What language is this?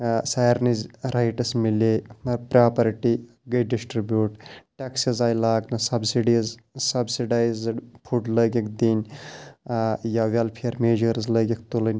Kashmiri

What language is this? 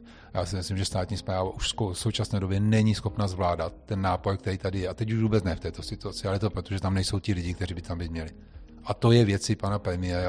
Czech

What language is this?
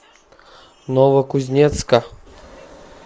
Russian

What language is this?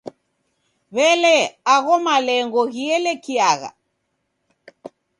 Taita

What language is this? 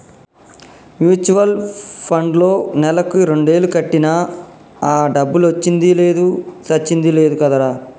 Telugu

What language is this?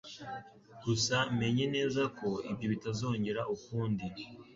Kinyarwanda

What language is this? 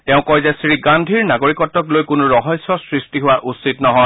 Assamese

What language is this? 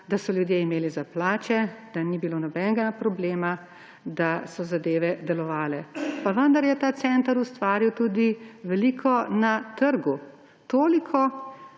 Slovenian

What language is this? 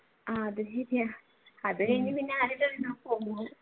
Malayalam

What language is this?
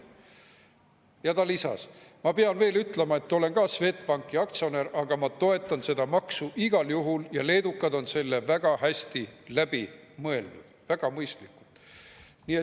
Estonian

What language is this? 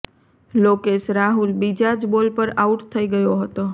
Gujarati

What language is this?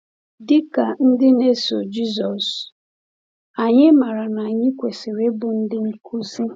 Igbo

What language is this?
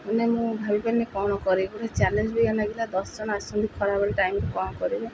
Odia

